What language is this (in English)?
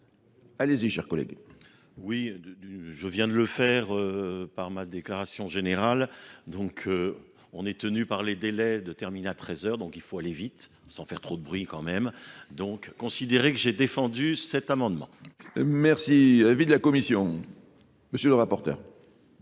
French